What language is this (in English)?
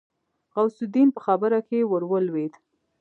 Pashto